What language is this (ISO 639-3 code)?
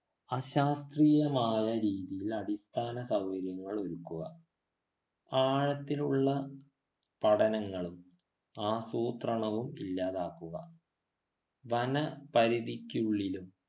mal